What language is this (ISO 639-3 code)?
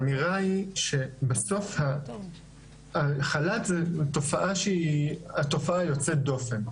heb